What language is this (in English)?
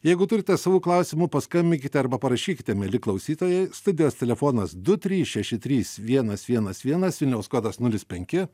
Lithuanian